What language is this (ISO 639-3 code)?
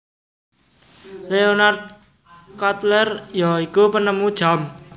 jav